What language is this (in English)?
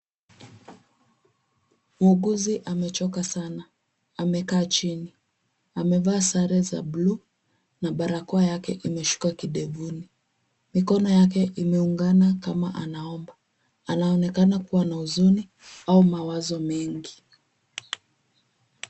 Swahili